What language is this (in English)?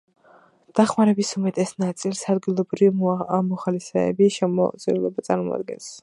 Georgian